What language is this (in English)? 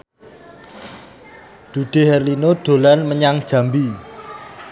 Javanese